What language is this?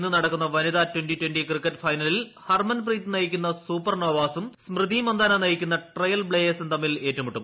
Malayalam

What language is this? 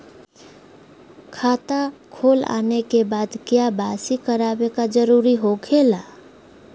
Magahi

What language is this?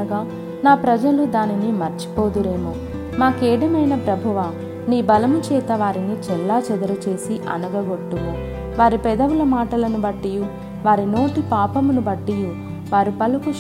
Telugu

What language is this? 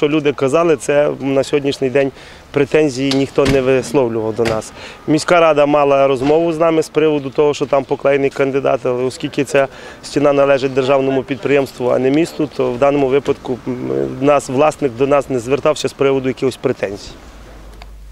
Ukrainian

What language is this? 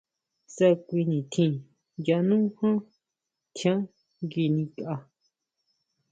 Huautla Mazatec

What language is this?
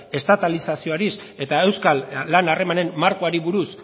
Basque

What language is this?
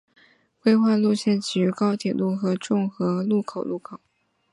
Chinese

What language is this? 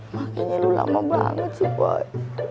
Indonesian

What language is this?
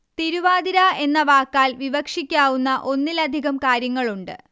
Malayalam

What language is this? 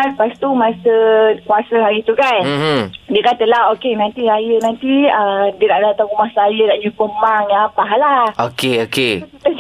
Malay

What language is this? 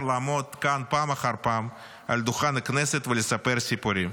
Hebrew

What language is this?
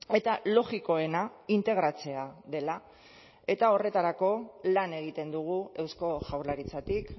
Basque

